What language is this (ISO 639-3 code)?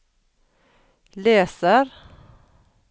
nor